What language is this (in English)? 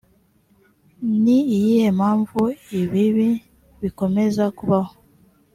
Kinyarwanda